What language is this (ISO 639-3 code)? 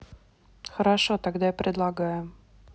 rus